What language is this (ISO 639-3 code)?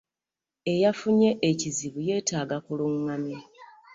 lug